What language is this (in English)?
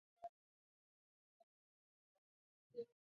Pashto